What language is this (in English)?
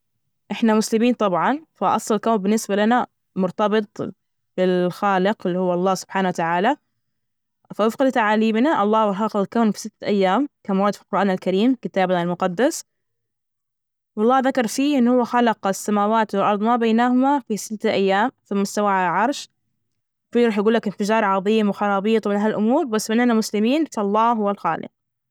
Najdi Arabic